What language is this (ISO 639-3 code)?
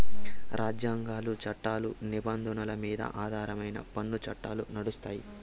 tel